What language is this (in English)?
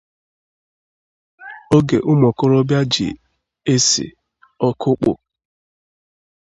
Igbo